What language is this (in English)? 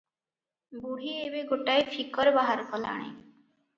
Odia